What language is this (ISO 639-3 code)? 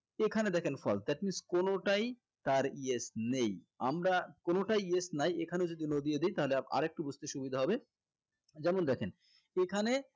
ben